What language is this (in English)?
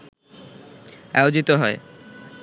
Bangla